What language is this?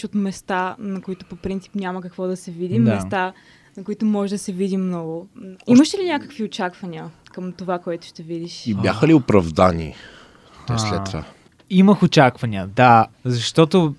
Bulgarian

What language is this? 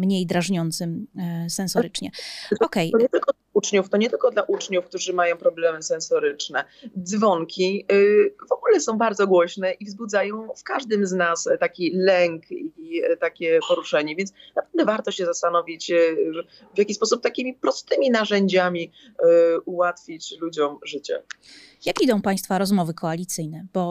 Polish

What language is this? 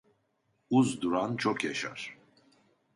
Turkish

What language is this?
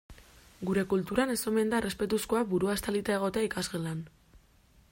Basque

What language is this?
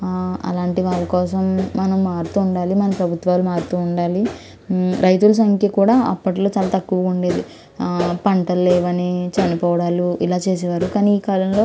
Telugu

